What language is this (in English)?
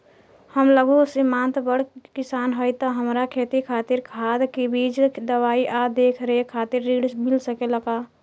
Bhojpuri